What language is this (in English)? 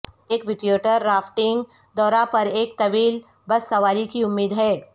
Urdu